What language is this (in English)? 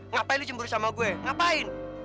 Indonesian